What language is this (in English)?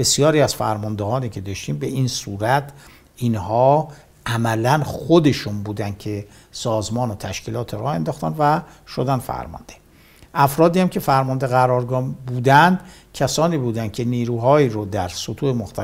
Persian